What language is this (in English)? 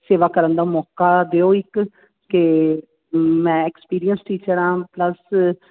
Punjabi